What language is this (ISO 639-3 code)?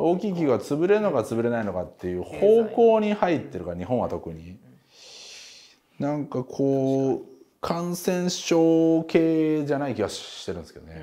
jpn